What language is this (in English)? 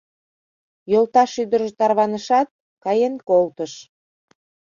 Mari